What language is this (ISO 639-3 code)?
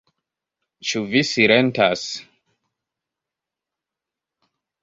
epo